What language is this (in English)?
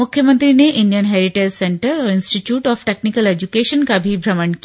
Hindi